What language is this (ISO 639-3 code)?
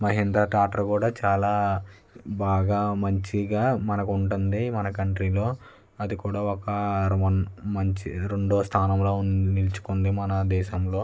tel